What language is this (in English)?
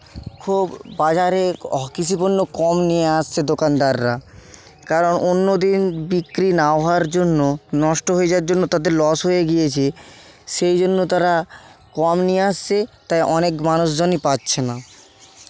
Bangla